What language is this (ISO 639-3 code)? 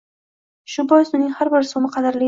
uzb